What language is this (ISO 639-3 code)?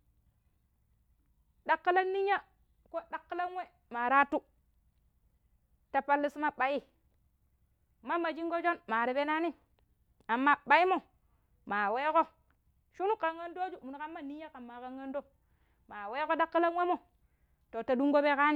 pip